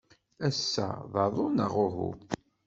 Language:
Kabyle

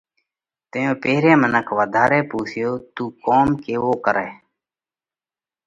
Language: Parkari Koli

